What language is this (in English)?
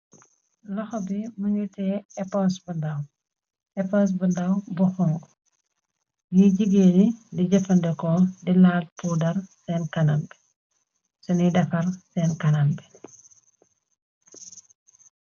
Wolof